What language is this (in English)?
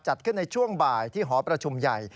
Thai